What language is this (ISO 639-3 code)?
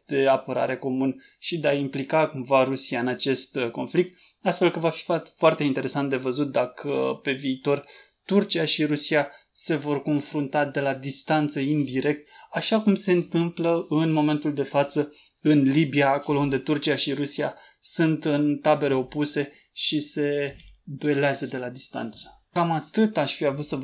ron